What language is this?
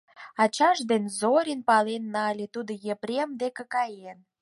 Mari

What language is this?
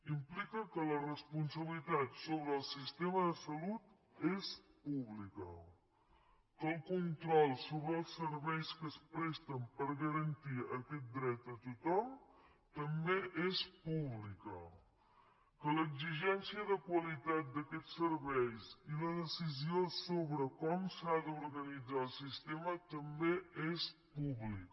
Catalan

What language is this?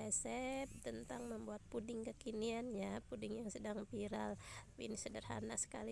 Indonesian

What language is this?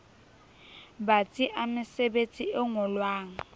Southern Sotho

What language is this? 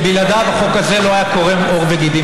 Hebrew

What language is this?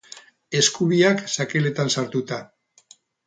Basque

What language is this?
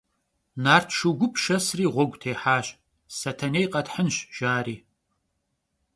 Kabardian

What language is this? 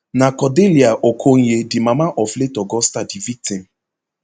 Nigerian Pidgin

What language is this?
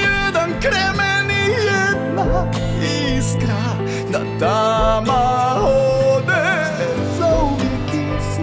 Croatian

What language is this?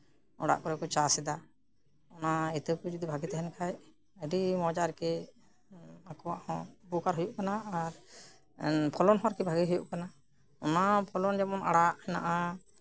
Santali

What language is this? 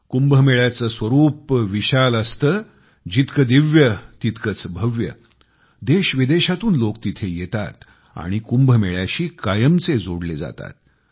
Marathi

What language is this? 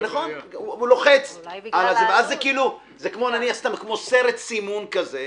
Hebrew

